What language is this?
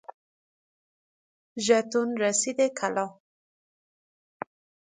Persian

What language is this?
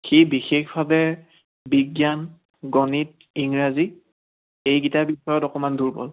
Assamese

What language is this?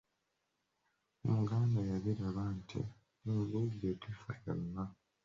Ganda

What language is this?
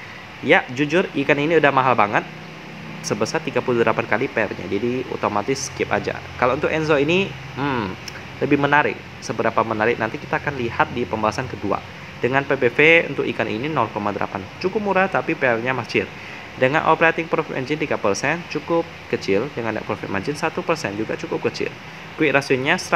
Indonesian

